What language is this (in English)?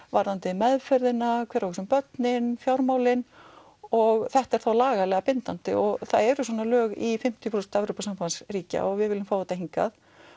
Icelandic